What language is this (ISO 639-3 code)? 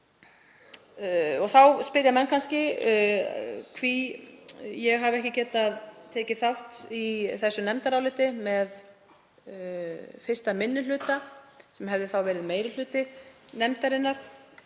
isl